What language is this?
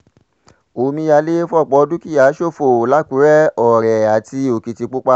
Yoruba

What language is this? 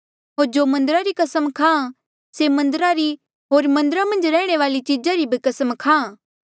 Mandeali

